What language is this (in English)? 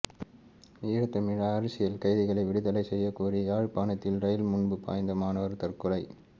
Tamil